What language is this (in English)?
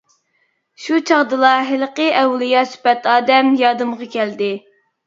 Uyghur